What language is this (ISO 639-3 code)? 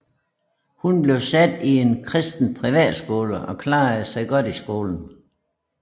dan